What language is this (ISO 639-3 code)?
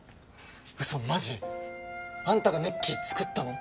jpn